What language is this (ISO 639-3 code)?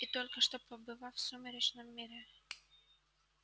rus